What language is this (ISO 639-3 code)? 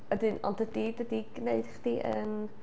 cym